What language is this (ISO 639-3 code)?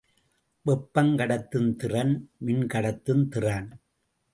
tam